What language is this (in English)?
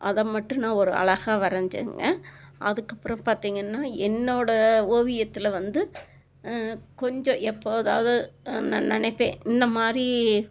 Tamil